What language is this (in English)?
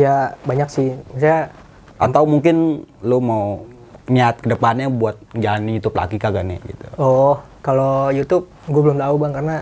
Indonesian